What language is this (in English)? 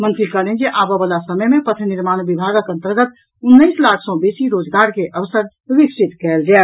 Maithili